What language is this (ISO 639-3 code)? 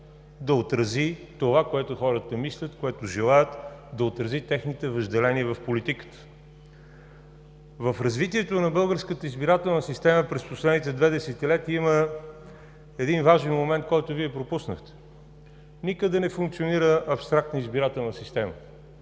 bul